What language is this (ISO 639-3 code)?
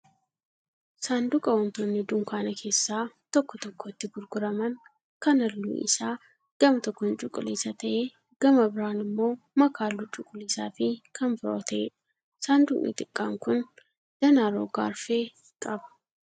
orm